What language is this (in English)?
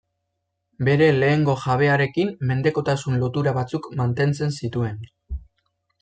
Basque